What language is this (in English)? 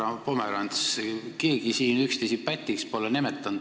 Estonian